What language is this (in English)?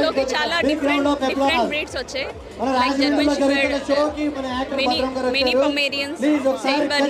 Telugu